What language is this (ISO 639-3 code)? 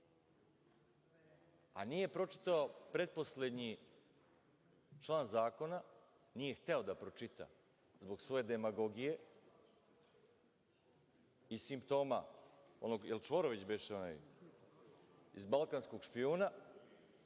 srp